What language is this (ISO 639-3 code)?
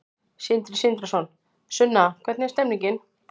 isl